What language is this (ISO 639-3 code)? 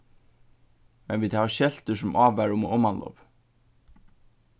fao